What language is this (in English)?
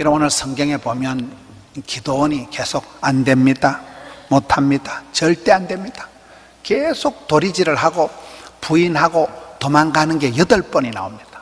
Korean